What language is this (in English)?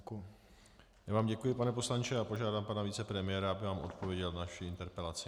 Czech